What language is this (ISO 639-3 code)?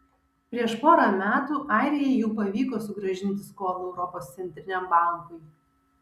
lit